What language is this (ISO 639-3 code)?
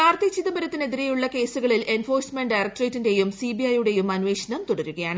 mal